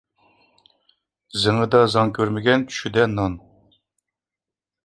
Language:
Uyghur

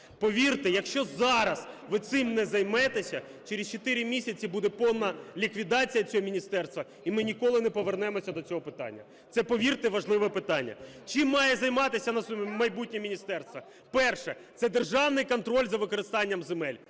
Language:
Ukrainian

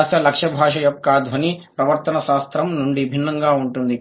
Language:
Telugu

